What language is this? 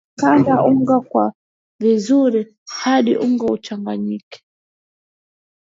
Swahili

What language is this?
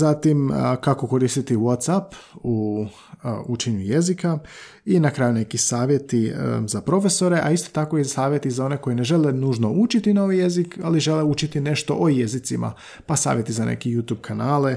Croatian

